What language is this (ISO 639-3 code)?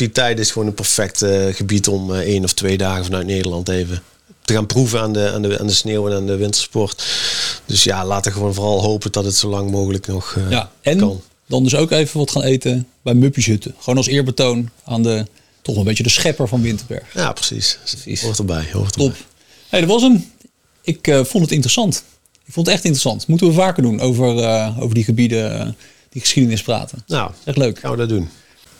nld